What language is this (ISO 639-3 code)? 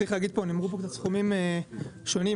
heb